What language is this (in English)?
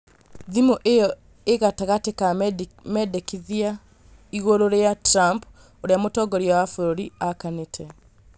Kikuyu